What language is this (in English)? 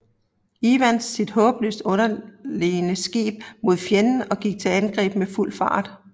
Danish